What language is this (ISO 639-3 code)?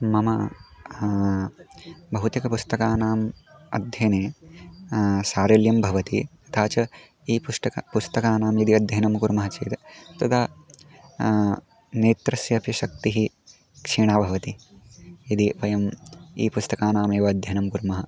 san